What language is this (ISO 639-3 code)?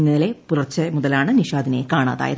mal